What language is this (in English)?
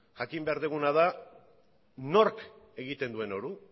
Basque